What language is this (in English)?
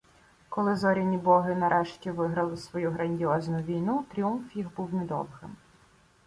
Ukrainian